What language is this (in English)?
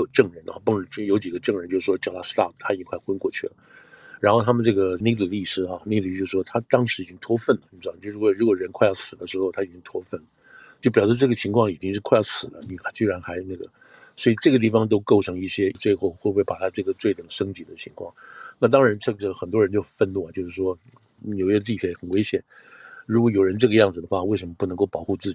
Chinese